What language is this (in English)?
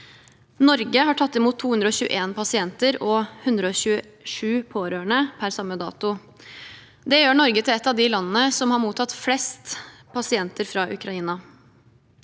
Norwegian